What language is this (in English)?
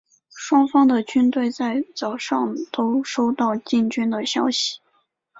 Chinese